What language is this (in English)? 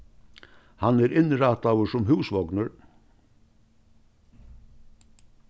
Faroese